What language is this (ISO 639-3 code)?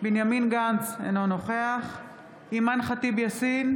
heb